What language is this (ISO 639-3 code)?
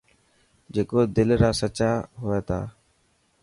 mki